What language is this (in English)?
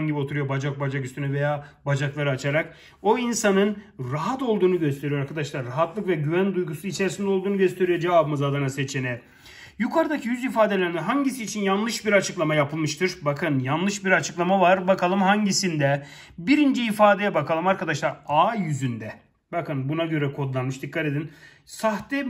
Turkish